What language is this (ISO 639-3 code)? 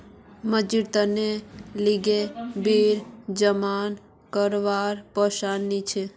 mag